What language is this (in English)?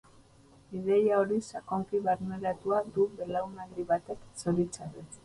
Basque